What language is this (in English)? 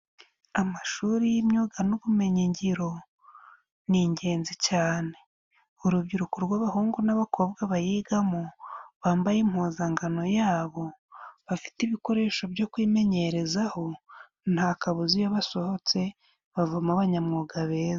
Kinyarwanda